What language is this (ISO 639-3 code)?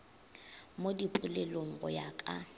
nso